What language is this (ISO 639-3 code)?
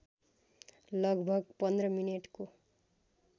nep